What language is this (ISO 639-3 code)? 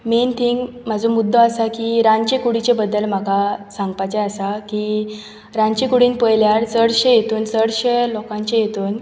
kok